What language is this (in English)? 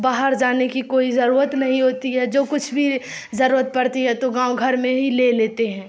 Urdu